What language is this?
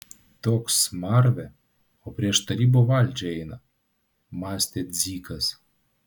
Lithuanian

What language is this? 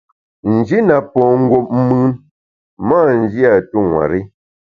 Bamun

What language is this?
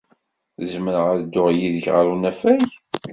Kabyle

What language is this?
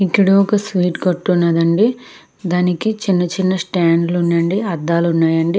Telugu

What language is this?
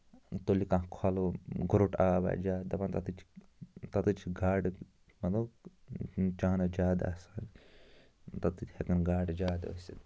Kashmiri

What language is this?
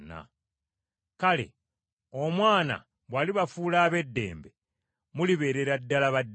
Ganda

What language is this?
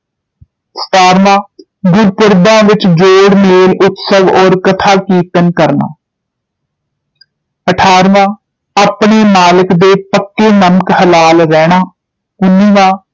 Punjabi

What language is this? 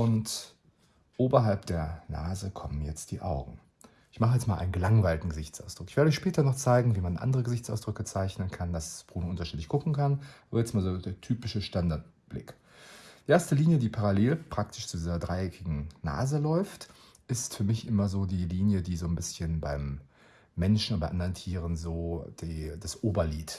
German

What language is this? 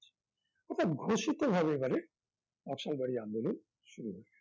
Bangla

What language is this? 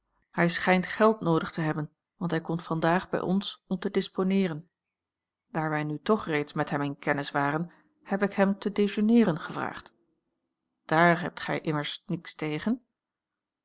Dutch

